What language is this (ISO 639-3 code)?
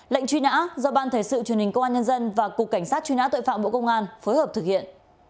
vie